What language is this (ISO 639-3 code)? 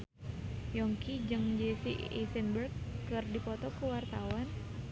sun